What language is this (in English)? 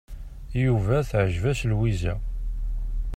Kabyle